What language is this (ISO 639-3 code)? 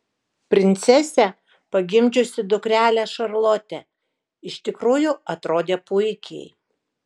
lit